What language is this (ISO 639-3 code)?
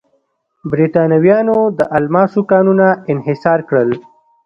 pus